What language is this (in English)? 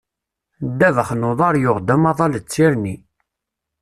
Kabyle